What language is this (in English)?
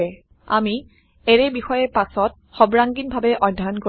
Assamese